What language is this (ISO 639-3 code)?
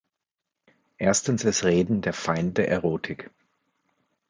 deu